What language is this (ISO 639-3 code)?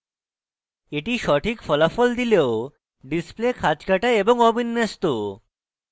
ben